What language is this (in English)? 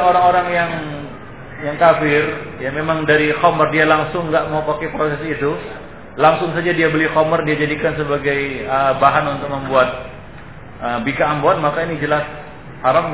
Indonesian